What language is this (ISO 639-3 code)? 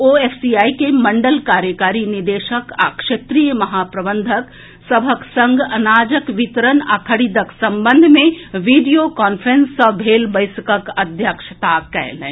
mai